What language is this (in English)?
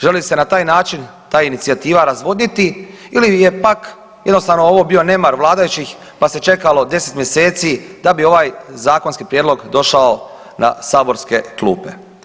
Croatian